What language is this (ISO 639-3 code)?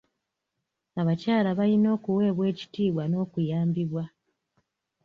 lug